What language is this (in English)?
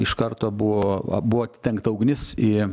Lithuanian